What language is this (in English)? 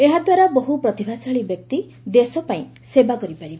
Odia